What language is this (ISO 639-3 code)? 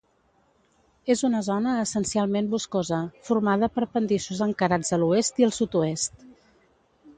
cat